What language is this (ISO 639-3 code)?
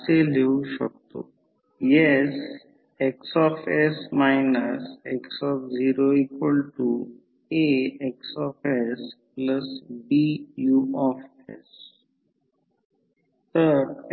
mar